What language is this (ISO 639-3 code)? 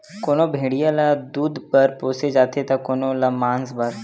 hne